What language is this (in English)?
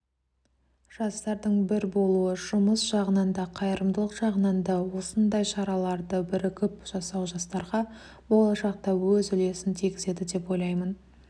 Kazakh